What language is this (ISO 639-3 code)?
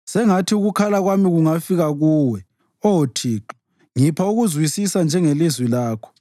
nde